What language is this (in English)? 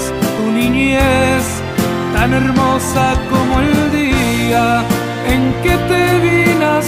Spanish